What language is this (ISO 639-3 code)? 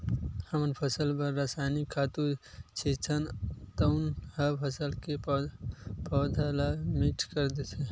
hne